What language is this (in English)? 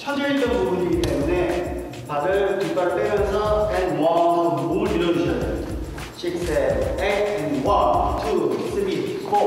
Korean